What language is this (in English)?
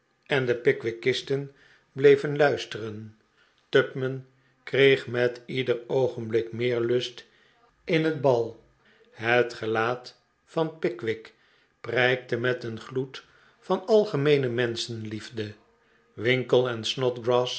Dutch